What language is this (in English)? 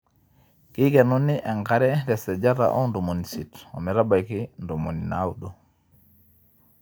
Masai